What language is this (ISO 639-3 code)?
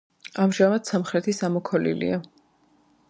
kat